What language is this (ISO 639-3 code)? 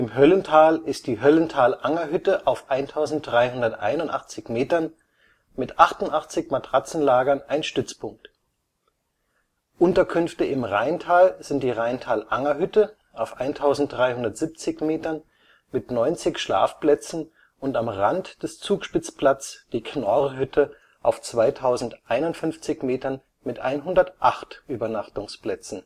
deu